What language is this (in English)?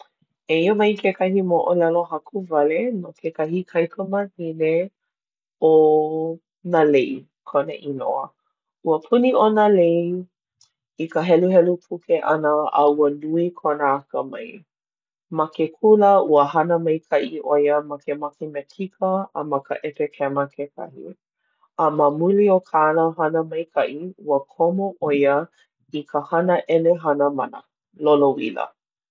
Hawaiian